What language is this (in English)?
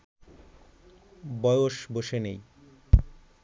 Bangla